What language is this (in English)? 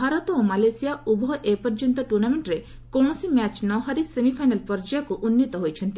Odia